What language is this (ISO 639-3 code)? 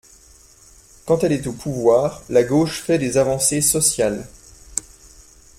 fra